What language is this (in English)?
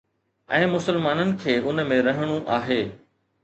Sindhi